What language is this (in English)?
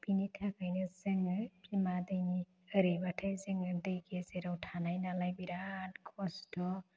Bodo